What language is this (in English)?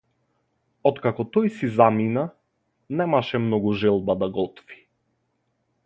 Macedonian